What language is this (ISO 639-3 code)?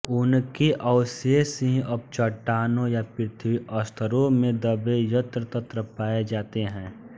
hin